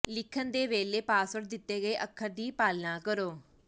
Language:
Punjabi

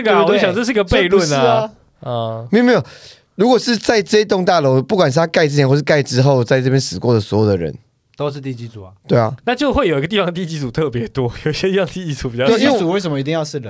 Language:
Chinese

